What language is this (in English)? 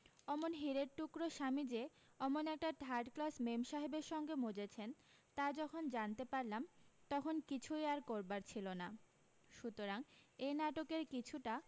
Bangla